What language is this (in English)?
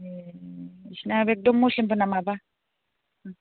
Bodo